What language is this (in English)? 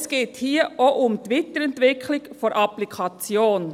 Swiss German